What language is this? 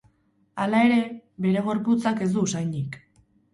Basque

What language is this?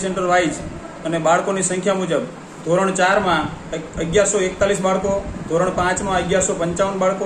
Hindi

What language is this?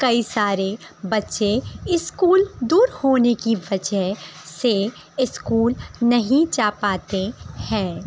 Urdu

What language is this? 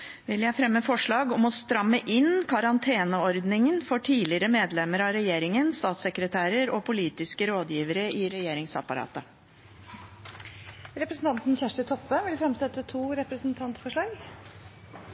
Norwegian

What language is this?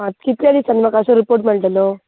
Konkani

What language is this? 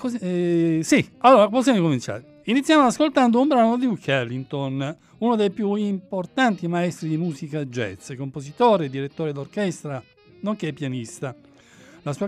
Italian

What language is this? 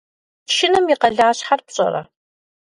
Kabardian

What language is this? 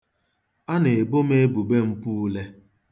Igbo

